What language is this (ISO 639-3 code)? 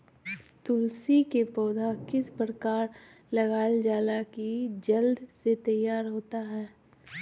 mag